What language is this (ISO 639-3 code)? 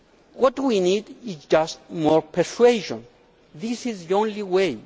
eng